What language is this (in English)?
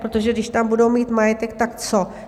Czech